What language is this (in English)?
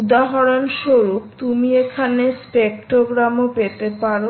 Bangla